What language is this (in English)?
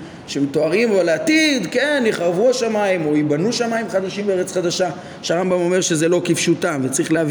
Hebrew